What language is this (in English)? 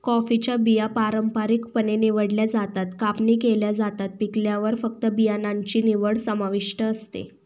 Marathi